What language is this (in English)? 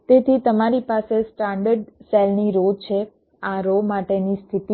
Gujarati